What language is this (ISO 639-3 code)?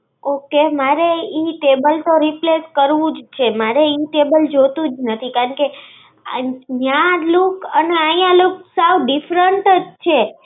guj